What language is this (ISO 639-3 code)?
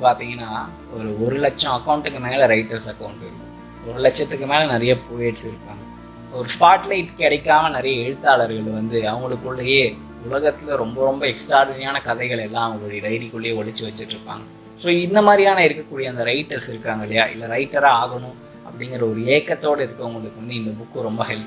tam